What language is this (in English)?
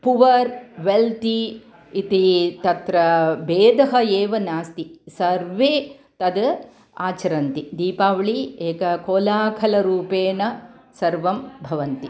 Sanskrit